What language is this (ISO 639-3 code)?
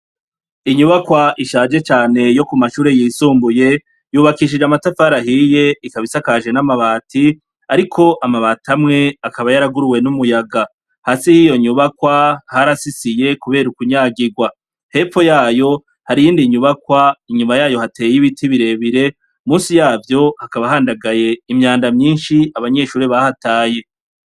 run